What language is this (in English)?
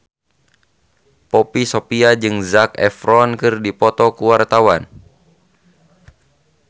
Sundanese